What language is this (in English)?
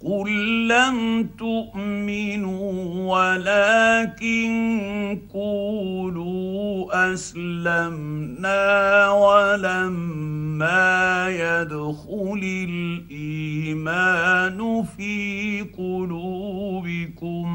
Arabic